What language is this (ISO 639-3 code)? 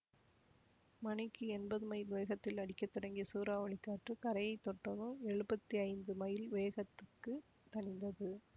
tam